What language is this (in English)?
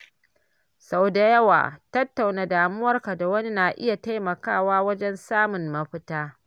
Hausa